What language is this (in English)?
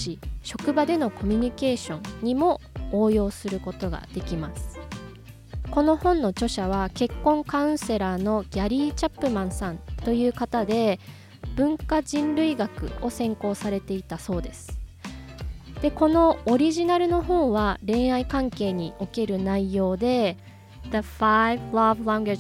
Japanese